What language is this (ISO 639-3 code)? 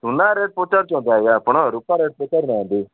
ori